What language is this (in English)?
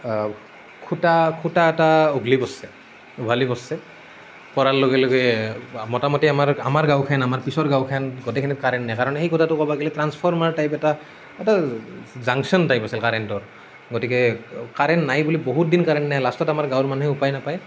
Assamese